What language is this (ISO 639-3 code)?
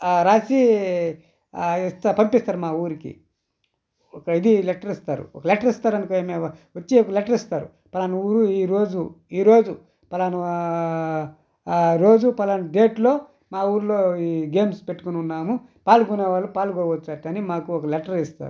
tel